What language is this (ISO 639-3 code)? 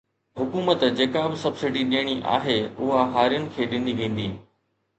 snd